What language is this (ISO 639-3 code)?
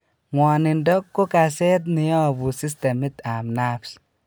kln